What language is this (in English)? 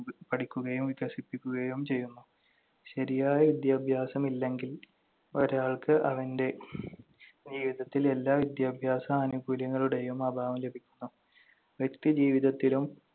Malayalam